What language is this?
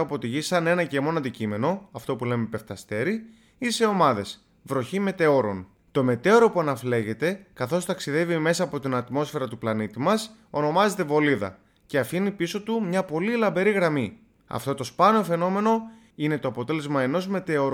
Greek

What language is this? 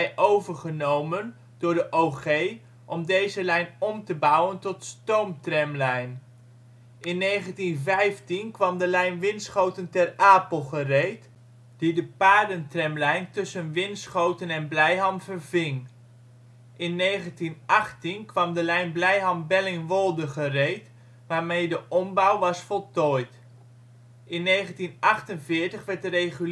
Dutch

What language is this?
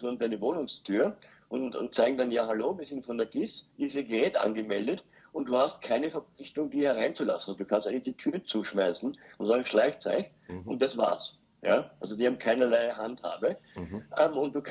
German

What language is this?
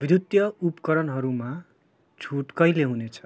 Nepali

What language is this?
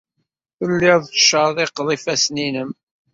Kabyle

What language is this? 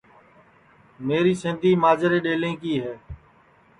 Sansi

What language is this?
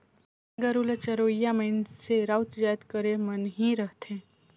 Chhattisgarhi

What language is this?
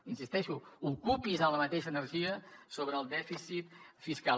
Catalan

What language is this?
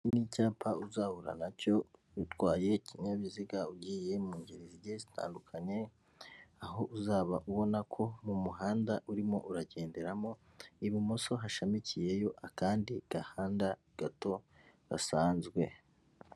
Kinyarwanda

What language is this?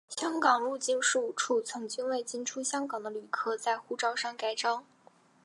Chinese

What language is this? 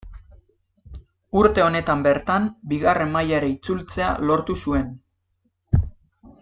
Basque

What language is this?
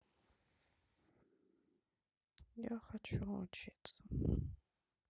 Russian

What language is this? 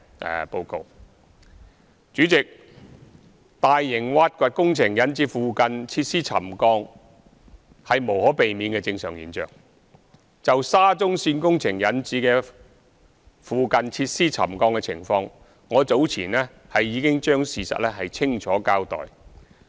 Cantonese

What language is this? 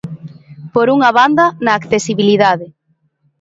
Galician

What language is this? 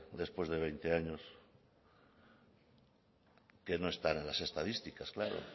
Spanish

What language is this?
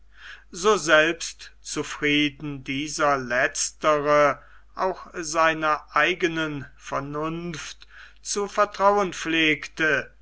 German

